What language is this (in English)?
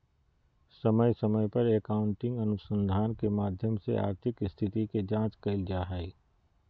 Magahi